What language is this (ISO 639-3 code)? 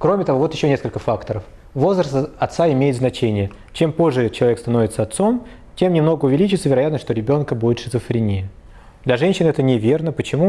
rus